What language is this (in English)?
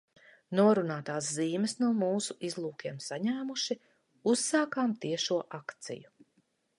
Latvian